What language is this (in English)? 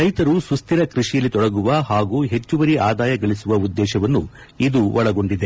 Kannada